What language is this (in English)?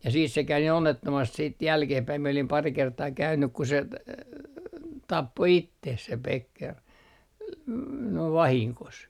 Finnish